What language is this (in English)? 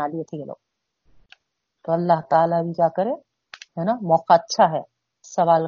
Urdu